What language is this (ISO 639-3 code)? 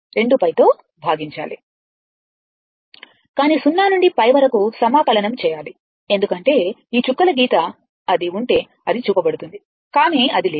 tel